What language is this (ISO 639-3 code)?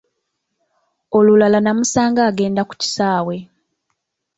lug